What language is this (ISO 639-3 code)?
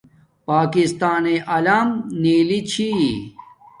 dmk